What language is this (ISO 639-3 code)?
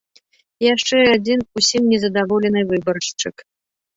bel